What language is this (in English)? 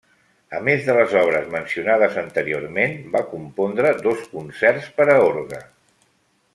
Catalan